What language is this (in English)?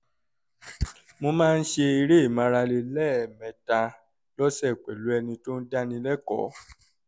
Yoruba